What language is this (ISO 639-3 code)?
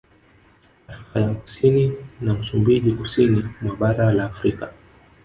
swa